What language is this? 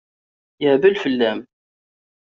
Kabyle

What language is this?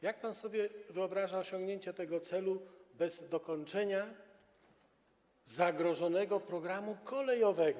Polish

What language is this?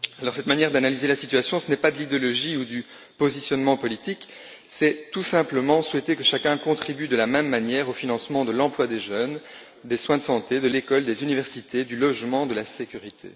French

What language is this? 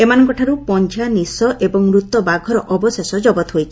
Odia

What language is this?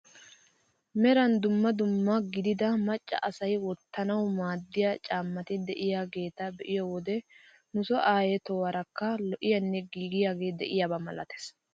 Wolaytta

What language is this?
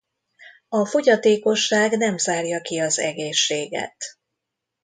Hungarian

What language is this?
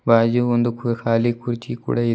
Kannada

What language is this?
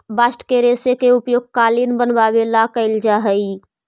Magahi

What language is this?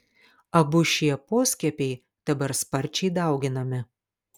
Lithuanian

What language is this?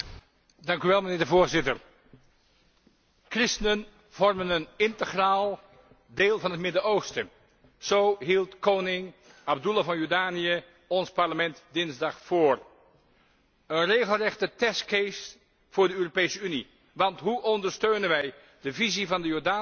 Dutch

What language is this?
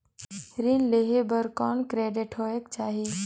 Chhattisgarhi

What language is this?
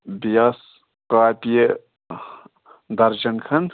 Kashmiri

